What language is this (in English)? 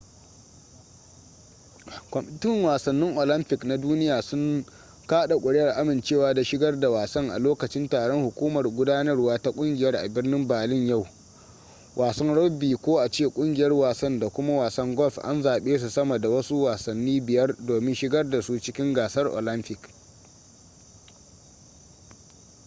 Hausa